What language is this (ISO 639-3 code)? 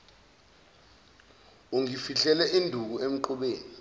zul